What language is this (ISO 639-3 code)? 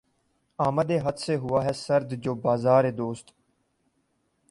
urd